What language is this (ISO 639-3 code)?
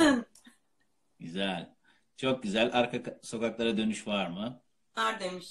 tur